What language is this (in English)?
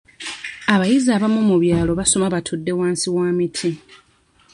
Ganda